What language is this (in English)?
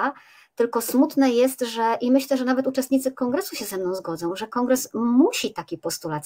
Polish